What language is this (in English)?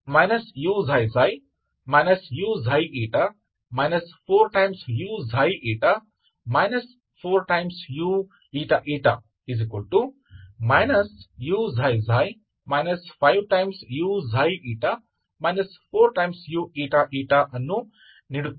Kannada